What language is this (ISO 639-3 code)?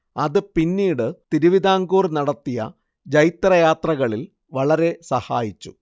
mal